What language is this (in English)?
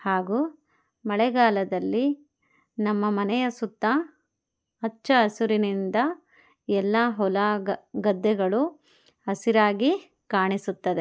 Kannada